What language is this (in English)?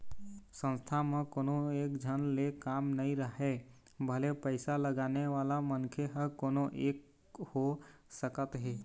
Chhattisgarhi